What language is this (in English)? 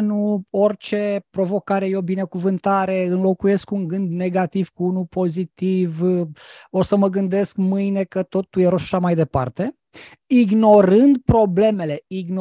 Romanian